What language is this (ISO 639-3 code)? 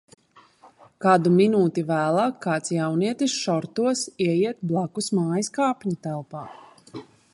lav